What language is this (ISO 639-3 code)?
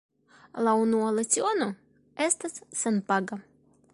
epo